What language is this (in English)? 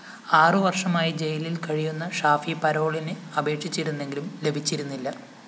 Malayalam